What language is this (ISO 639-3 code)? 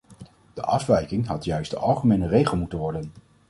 nld